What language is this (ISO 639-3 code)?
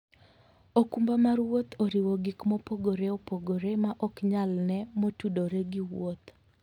luo